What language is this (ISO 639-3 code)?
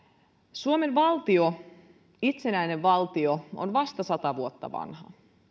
fin